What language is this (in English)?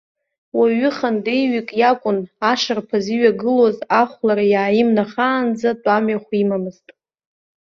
Abkhazian